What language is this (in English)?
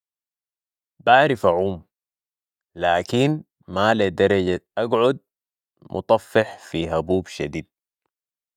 Sudanese Arabic